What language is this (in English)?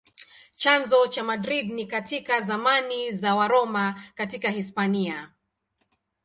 Swahili